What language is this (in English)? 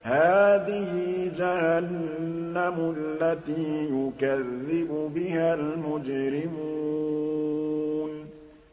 Arabic